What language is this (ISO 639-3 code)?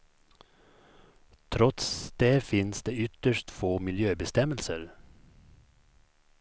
swe